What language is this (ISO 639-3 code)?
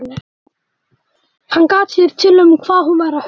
isl